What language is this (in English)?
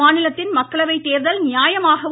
Tamil